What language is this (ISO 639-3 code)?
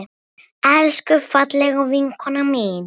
isl